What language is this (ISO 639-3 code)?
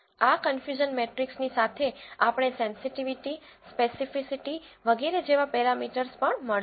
guj